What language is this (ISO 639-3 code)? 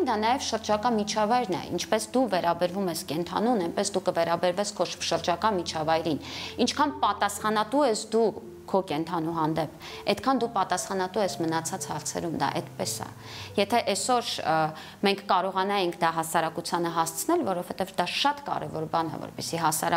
ron